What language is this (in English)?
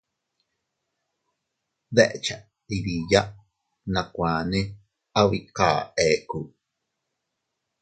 Teutila Cuicatec